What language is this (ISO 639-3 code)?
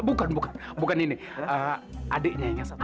ind